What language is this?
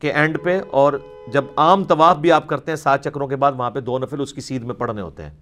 Urdu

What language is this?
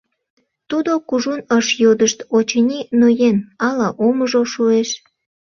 Mari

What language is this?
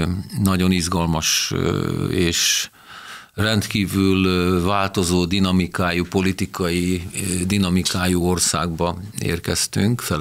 Hungarian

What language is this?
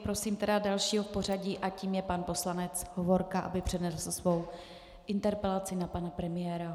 Czech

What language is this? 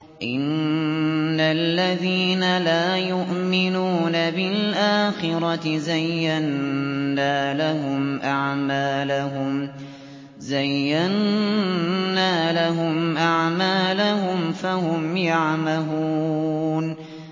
Arabic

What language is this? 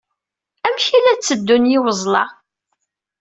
Kabyle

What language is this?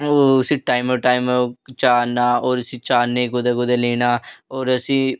Dogri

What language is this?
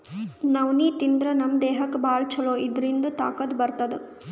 Kannada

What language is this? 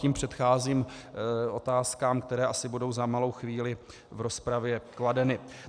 Czech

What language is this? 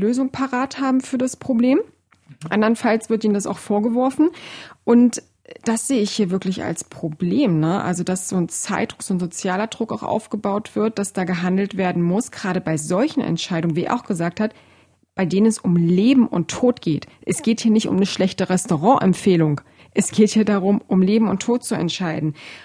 German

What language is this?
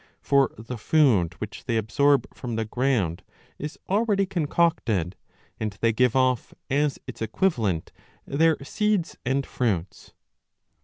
English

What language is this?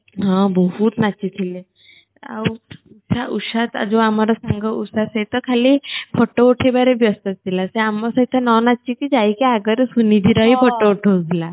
Odia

